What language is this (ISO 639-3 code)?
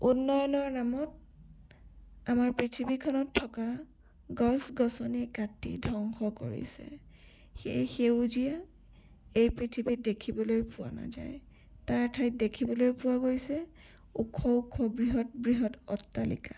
asm